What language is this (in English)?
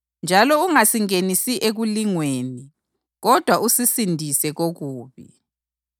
North Ndebele